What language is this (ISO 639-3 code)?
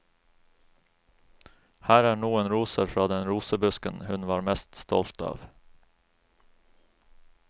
nor